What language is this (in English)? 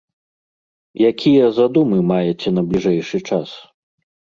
Belarusian